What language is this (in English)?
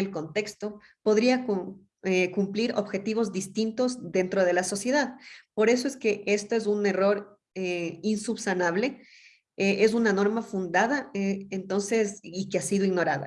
Spanish